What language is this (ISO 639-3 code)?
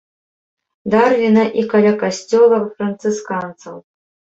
bel